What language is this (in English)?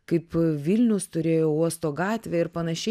Lithuanian